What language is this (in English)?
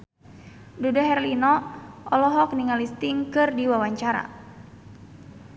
Sundanese